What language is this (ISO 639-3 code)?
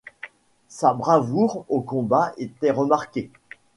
fra